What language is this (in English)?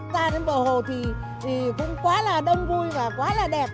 Vietnamese